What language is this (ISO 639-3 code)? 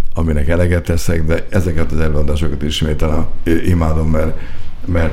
hun